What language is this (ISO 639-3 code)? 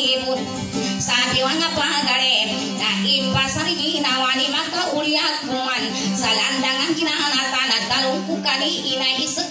tha